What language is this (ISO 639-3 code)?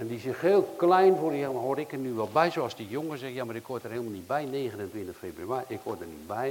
nld